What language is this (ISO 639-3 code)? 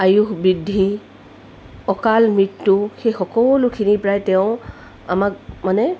asm